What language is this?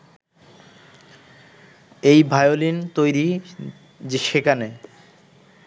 Bangla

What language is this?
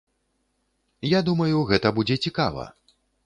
Belarusian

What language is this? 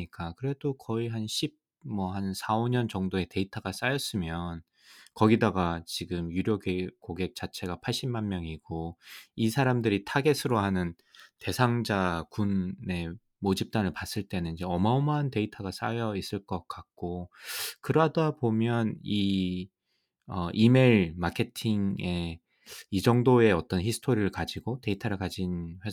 Korean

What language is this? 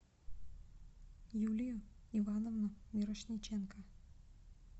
Russian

